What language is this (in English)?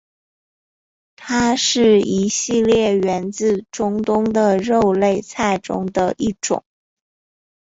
Chinese